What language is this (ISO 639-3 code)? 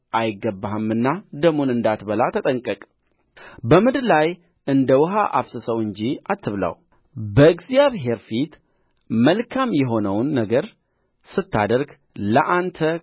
amh